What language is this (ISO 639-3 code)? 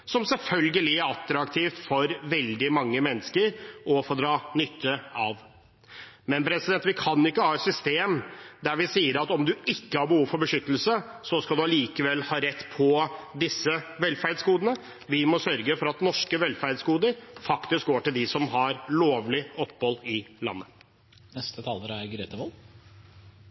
nob